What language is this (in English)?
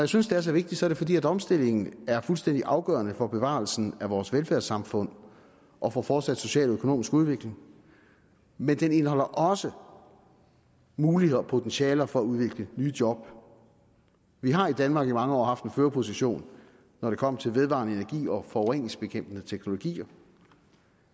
Danish